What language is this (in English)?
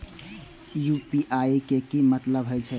Maithili